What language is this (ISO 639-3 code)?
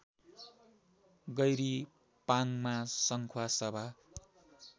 nep